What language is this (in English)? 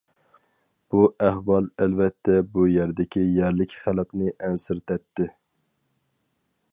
Uyghur